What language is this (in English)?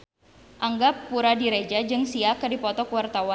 Sundanese